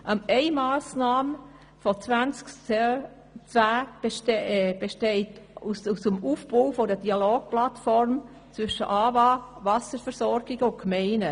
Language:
Swiss German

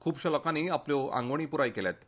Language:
Konkani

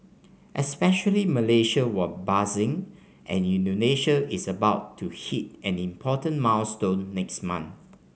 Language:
English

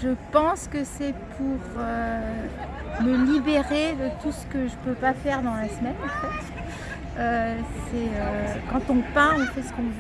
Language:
French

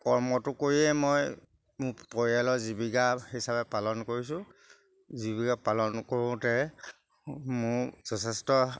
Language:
Assamese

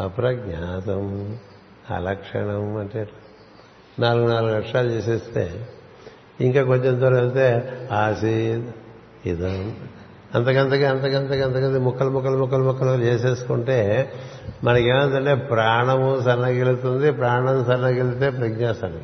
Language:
Telugu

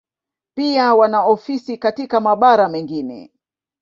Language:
Swahili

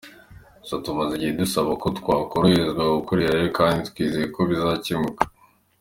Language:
Kinyarwanda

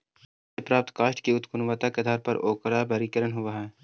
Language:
Magahi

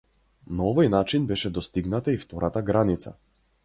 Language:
Macedonian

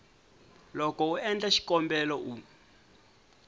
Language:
Tsonga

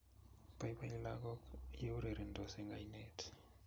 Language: Kalenjin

